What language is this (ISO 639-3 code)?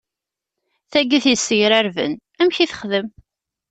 kab